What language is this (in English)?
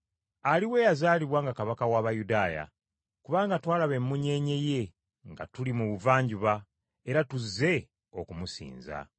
Ganda